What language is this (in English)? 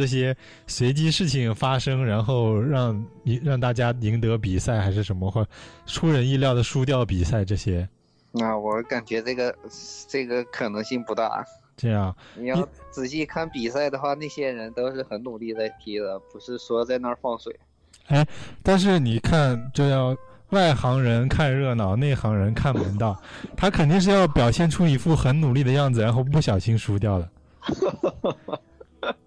Chinese